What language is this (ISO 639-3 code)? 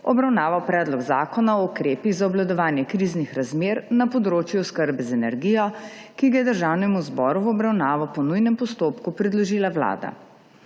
slv